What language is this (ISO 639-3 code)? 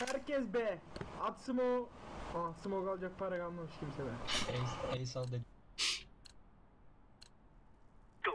tur